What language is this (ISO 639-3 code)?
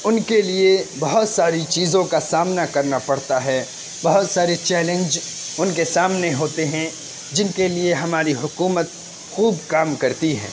urd